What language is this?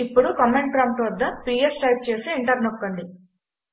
Telugu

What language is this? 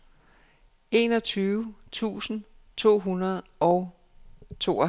Danish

